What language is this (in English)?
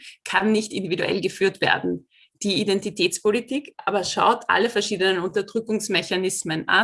German